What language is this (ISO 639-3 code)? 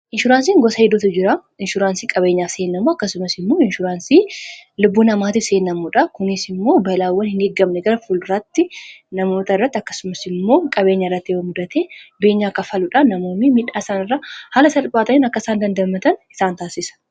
orm